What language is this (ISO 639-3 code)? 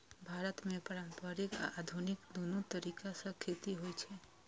mai